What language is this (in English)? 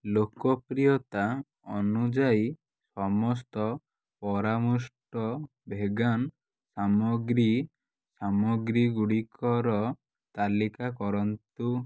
Odia